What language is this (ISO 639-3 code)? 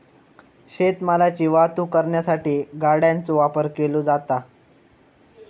mar